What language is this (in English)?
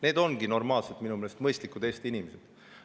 Estonian